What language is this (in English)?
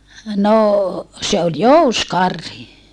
Finnish